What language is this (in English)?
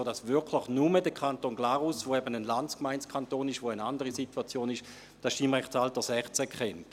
Swiss German